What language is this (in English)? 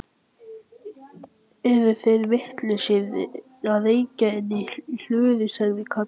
Icelandic